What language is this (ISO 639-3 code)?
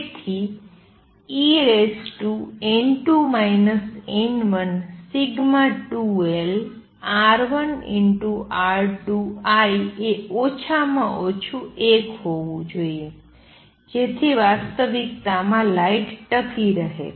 guj